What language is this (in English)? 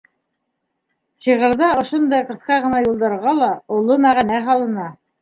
Bashkir